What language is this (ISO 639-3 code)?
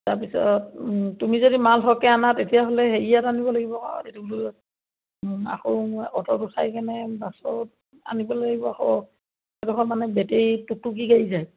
asm